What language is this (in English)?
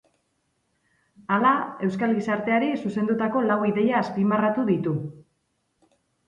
Basque